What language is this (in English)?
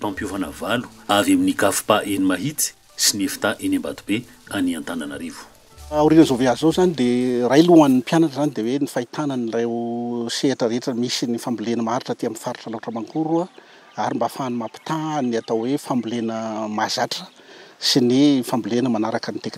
Romanian